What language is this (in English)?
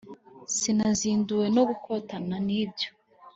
Kinyarwanda